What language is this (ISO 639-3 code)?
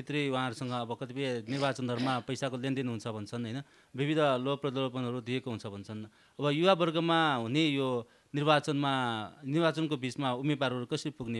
ron